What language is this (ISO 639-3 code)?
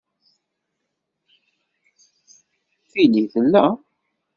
kab